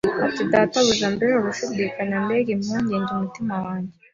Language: Kinyarwanda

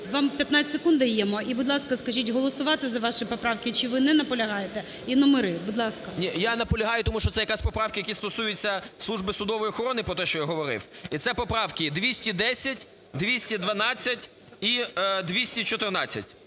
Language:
Ukrainian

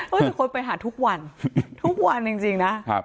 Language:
Thai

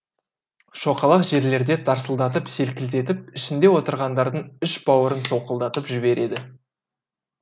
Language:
Kazakh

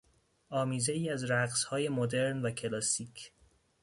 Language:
Persian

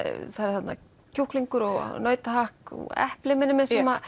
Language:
Icelandic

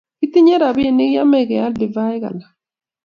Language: Kalenjin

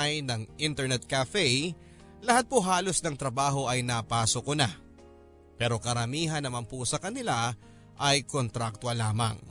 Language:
Filipino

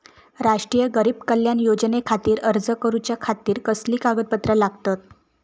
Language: Marathi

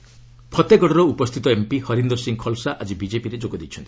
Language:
Odia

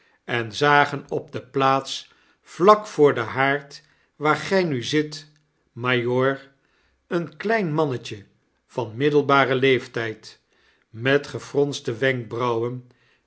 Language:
Dutch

